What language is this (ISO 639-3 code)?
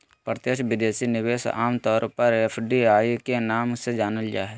mag